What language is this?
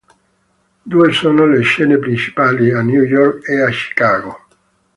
Italian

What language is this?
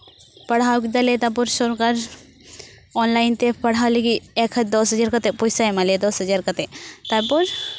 Santali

